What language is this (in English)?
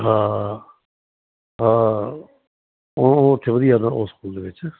Punjabi